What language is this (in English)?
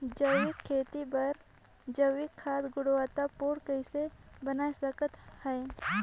Chhattisgarhi